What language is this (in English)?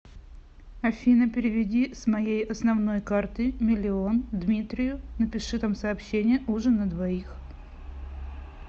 Russian